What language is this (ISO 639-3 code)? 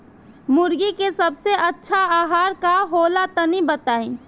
bho